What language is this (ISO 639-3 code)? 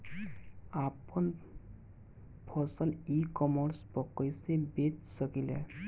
bho